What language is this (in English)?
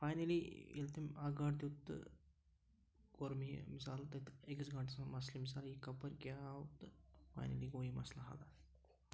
Kashmiri